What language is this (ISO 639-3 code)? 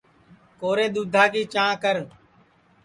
ssi